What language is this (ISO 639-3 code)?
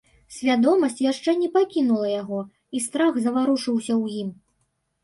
bel